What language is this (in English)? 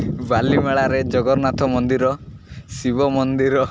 Odia